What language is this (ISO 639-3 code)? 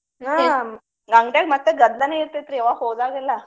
kan